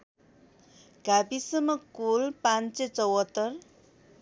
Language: Nepali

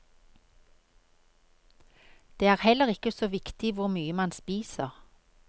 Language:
Norwegian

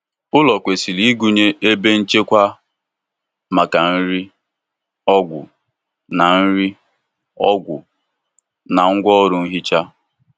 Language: Igbo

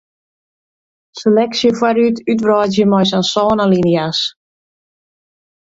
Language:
Western Frisian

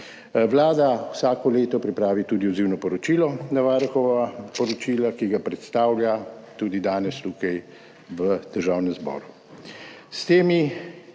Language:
Slovenian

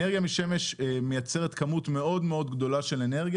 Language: Hebrew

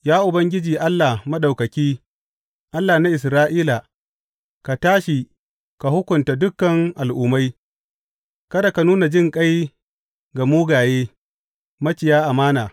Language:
Hausa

